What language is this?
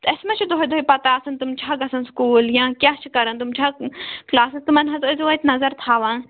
Kashmiri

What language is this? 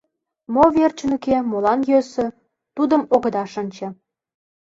Mari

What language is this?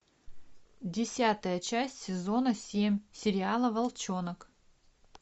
Russian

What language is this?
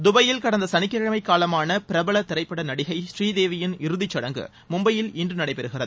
Tamil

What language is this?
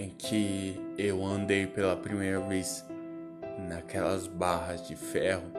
Portuguese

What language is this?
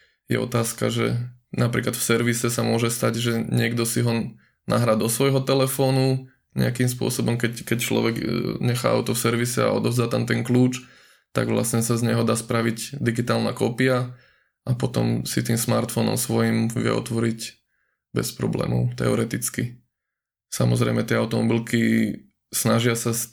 Slovak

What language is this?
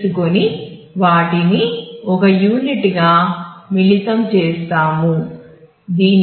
Telugu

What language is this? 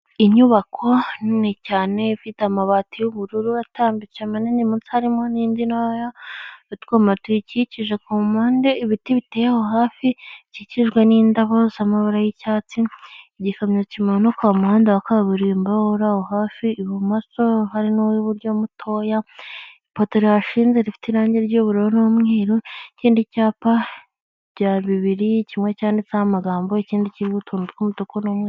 Kinyarwanda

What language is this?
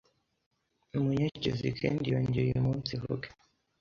Kinyarwanda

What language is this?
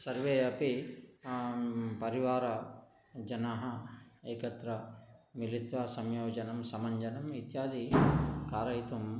Sanskrit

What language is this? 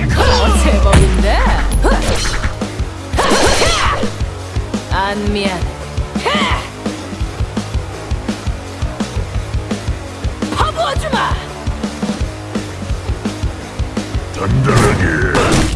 Korean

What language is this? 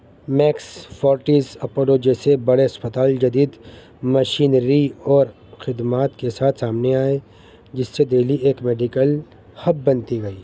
Urdu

